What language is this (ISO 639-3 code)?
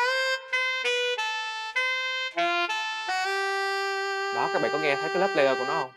vie